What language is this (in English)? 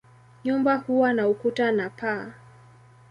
Swahili